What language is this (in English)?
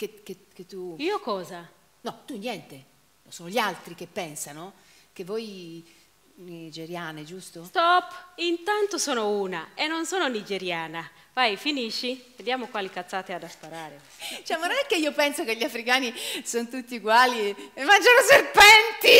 Italian